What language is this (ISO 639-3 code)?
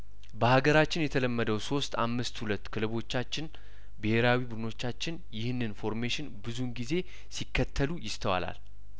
amh